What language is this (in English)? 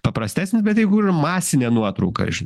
Lithuanian